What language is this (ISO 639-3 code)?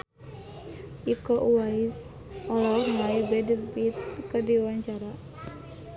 sun